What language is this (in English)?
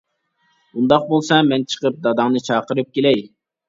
Uyghur